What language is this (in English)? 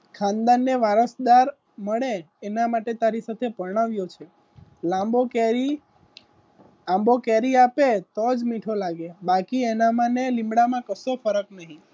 Gujarati